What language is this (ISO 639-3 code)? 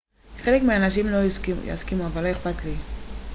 heb